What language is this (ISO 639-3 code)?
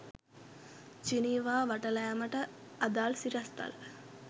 sin